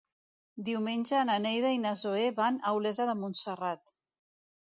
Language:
Catalan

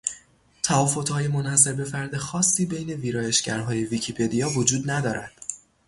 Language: Persian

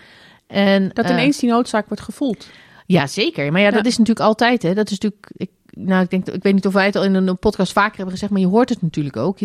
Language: Dutch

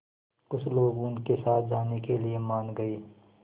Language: Hindi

